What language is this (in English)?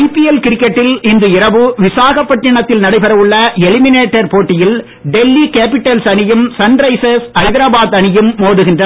Tamil